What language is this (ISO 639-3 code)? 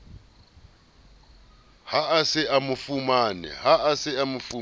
sot